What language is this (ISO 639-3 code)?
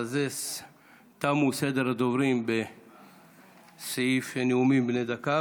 heb